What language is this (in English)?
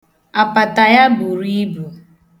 Igbo